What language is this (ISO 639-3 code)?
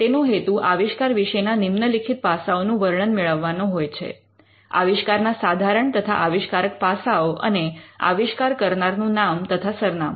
guj